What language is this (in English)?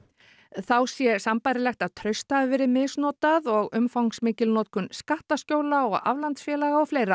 Icelandic